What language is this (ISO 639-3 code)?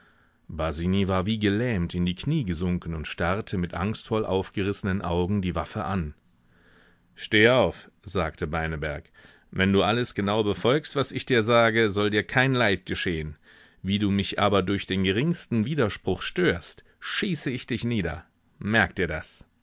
deu